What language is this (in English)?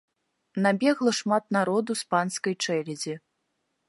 Belarusian